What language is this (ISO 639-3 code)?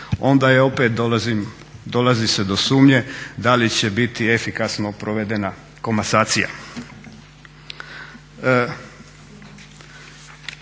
hrv